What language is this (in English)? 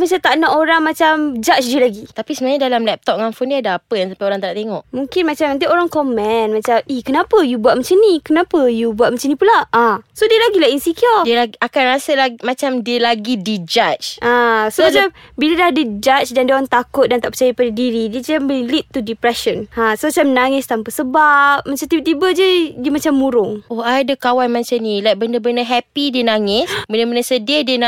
Malay